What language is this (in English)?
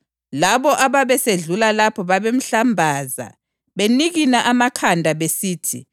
North Ndebele